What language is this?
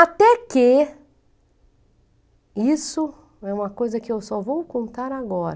Portuguese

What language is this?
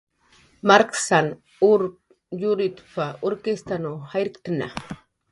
Jaqaru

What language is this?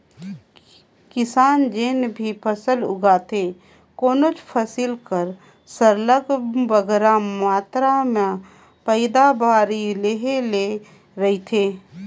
Chhattisgarhi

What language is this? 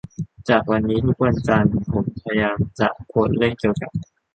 Thai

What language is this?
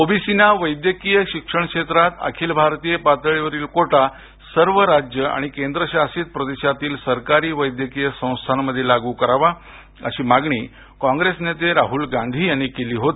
Marathi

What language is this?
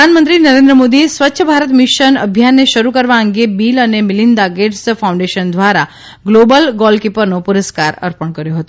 Gujarati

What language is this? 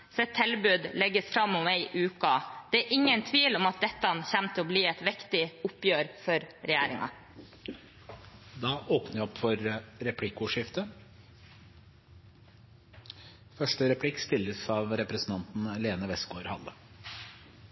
Norwegian Bokmål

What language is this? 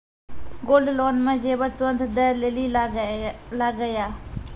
Maithili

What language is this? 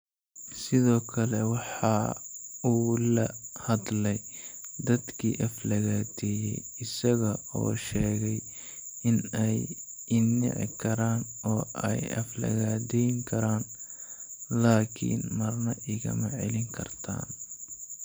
Somali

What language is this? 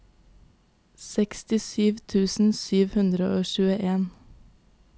Norwegian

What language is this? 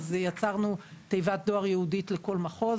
Hebrew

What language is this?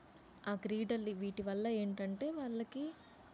Telugu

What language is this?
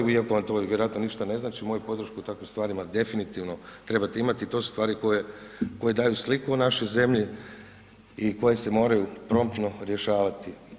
Croatian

